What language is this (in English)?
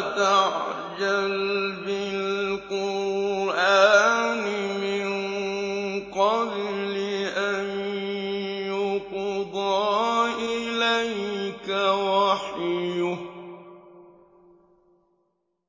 Arabic